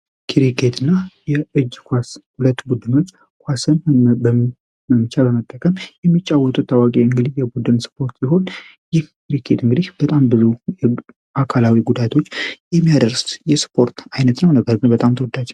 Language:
Amharic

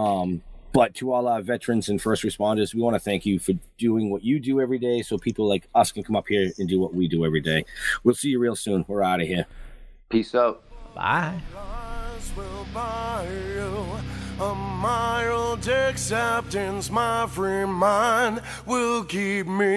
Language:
English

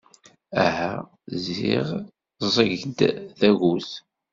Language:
Kabyle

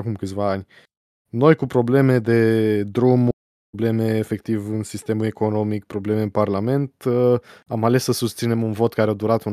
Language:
Romanian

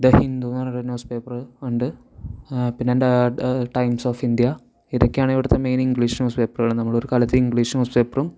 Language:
Malayalam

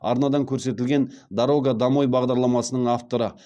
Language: Kazakh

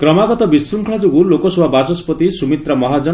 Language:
Odia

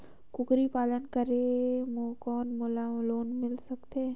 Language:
Chhattisgarhi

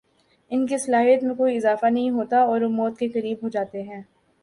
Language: Urdu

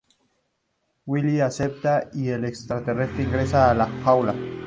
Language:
Spanish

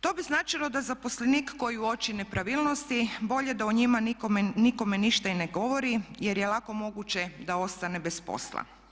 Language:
Croatian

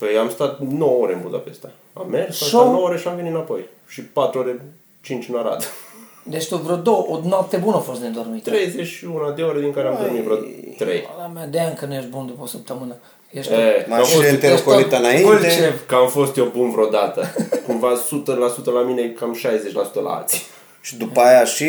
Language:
Romanian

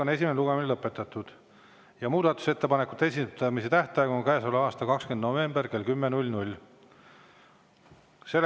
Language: Estonian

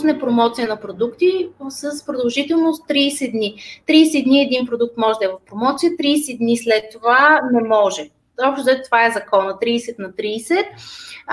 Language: Bulgarian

